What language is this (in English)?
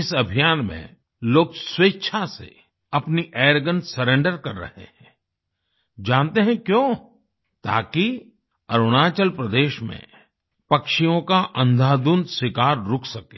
Hindi